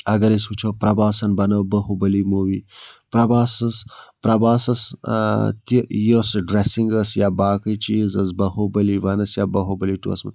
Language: Kashmiri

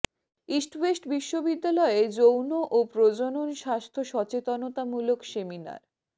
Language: Bangla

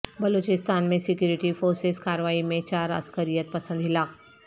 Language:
Urdu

